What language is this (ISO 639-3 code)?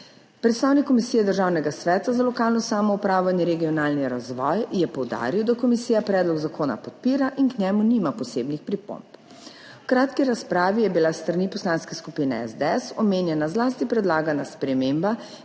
slv